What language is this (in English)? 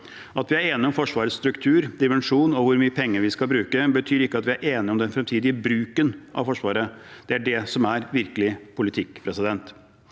Norwegian